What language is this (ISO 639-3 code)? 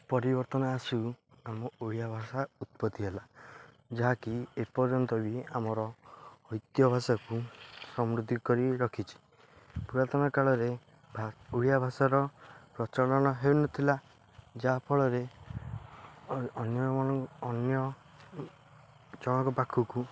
ori